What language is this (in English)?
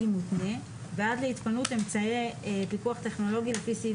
Hebrew